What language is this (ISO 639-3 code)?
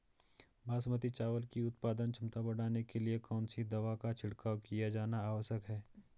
hin